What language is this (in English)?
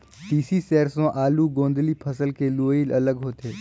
Chhattisgarhi